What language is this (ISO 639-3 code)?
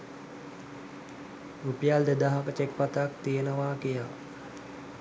sin